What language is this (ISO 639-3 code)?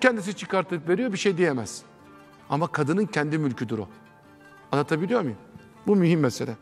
tur